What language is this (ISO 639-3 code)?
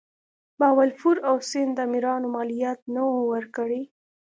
pus